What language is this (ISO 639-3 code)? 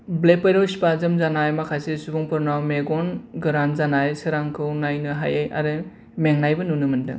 brx